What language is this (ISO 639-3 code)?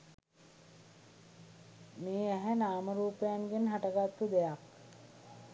sin